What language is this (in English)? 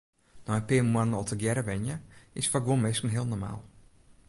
Western Frisian